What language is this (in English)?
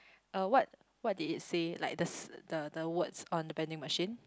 English